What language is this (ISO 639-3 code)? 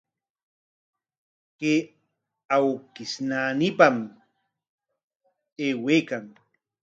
qwa